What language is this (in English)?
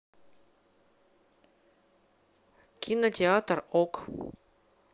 Russian